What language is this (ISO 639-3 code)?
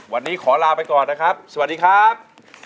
tha